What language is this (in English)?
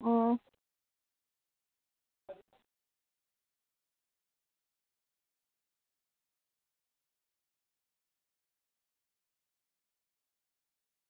Dogri